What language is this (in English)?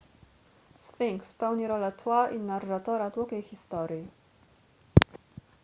Polish